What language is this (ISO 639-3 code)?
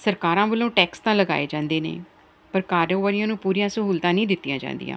pan